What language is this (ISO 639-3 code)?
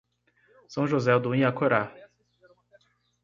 por